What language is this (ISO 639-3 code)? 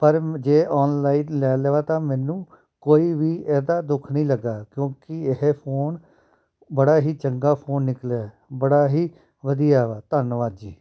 pan